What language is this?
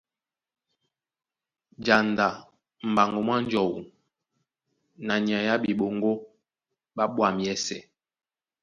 Duala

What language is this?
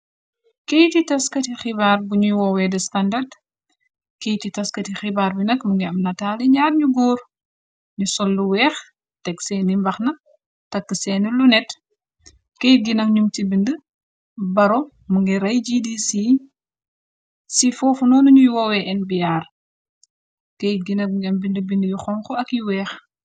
Wolof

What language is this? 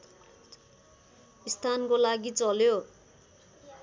Nepali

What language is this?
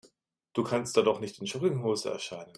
German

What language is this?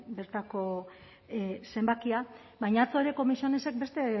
Basque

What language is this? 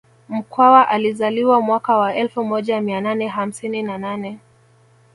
Swahili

